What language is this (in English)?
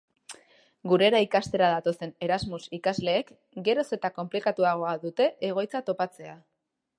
Basque